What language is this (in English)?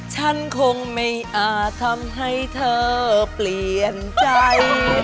Thai